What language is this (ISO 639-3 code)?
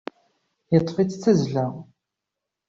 kab